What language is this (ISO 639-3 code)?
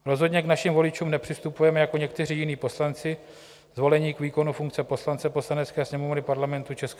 ces